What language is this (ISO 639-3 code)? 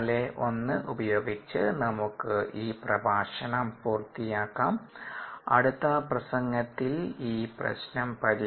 mal